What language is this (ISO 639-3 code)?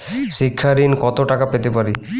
ben